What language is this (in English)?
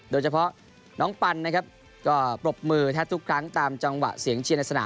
Thai